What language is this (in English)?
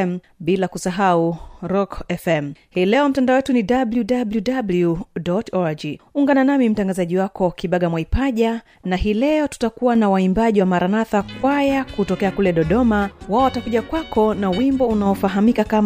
Swahili